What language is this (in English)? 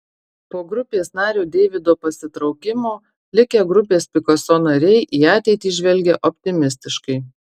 Lithuanian